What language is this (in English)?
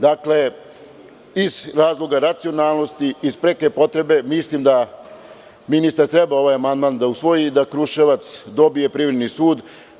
Serbian